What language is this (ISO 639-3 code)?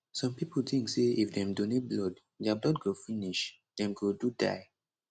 pcm